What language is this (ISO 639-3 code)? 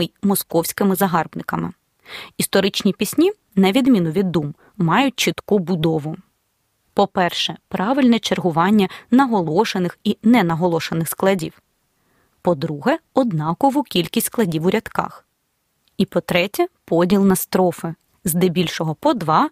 ukr